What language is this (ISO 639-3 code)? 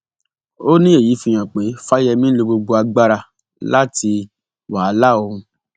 yor